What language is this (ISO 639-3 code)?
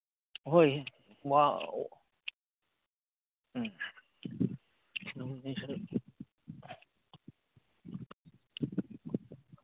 mni